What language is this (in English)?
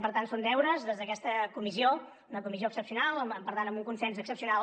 Catalan